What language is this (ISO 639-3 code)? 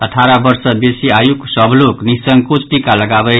mai